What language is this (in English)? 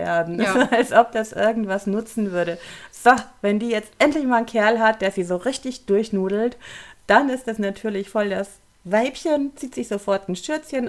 German